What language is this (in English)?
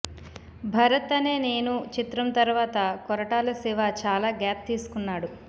Telugu